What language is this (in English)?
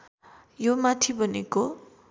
Nepali